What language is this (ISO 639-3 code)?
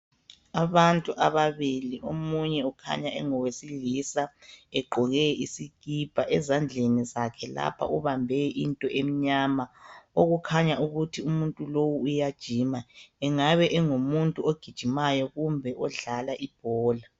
nde